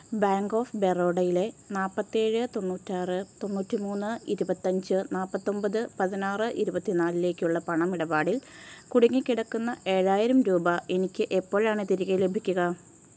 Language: Malayalam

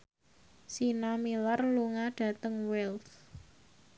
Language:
Javanese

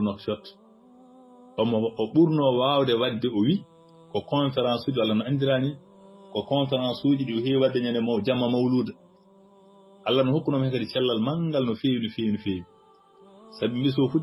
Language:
Arabic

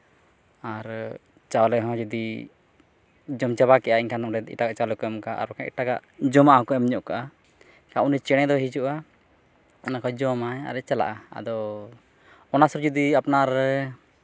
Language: Santali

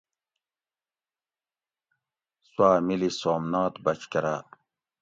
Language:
Gawri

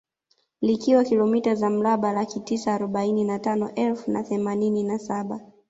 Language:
Swahili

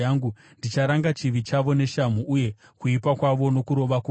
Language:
Shona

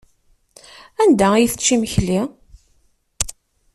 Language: Kabyle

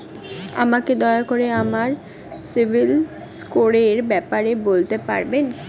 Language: Bangla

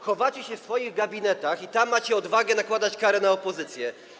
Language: Polish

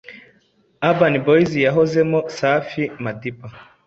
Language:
Kinyarwanda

